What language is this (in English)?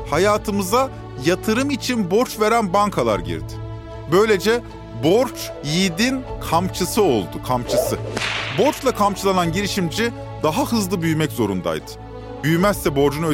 Turkish